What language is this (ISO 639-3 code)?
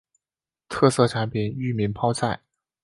zho